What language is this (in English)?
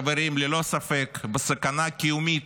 Hebrew